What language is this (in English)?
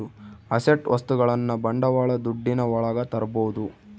Kannada